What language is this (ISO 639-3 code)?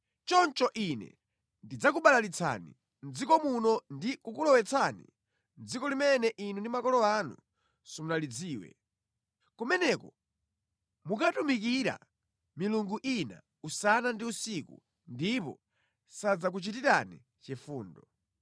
nya